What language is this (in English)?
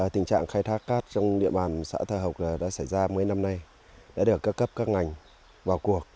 Vietnamese